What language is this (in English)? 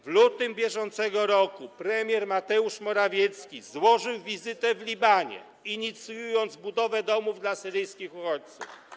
Polish